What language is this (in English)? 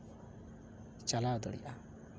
Santali